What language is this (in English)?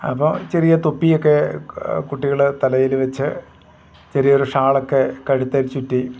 Malayalam